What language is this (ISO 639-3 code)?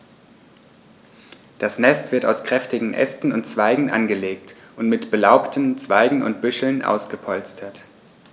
deu